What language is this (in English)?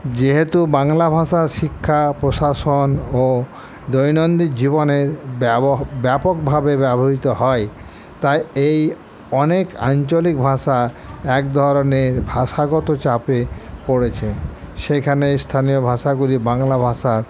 Bangla